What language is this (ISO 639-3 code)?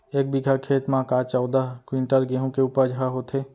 hne